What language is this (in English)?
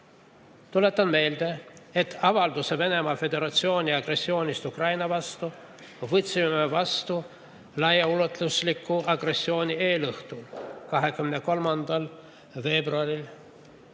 Estonian